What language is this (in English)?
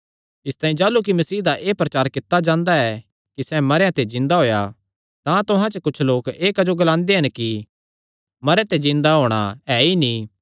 Kangri